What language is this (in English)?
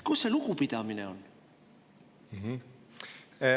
Estonian